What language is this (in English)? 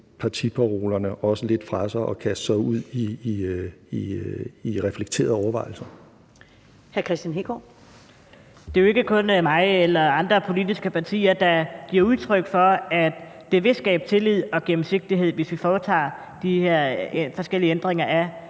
Danish